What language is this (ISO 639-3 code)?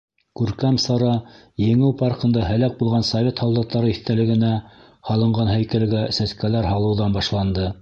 bak